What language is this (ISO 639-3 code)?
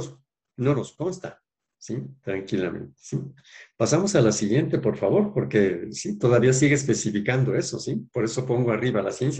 spa